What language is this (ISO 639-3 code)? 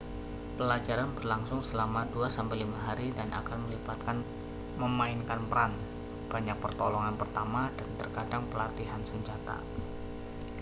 ind